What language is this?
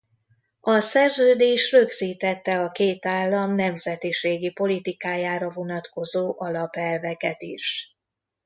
Hungarian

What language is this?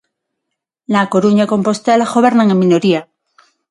Galician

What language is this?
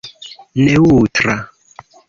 Esperanto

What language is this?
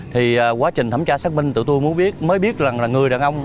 Vietnamese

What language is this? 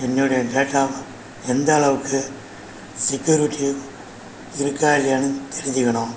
Tamil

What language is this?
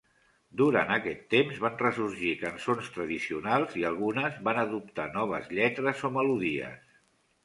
Catalan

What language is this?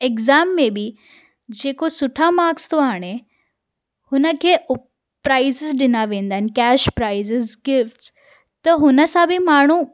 Sindhi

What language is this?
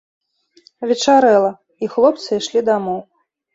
Belarusian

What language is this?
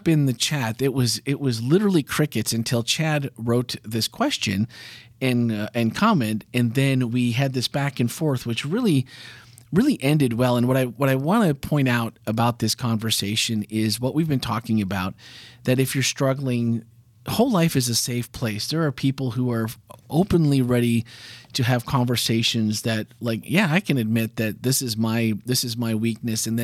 English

